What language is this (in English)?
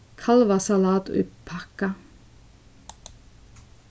Faroese